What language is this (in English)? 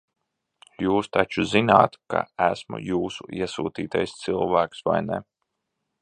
Latvian